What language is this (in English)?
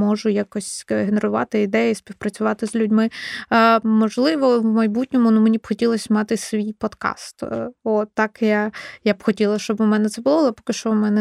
Ukrainian